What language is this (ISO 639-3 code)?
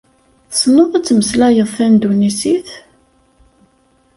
kab